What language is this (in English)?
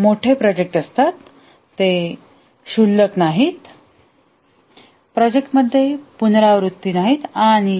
Marathi